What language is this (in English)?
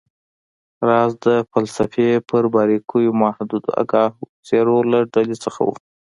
Pashto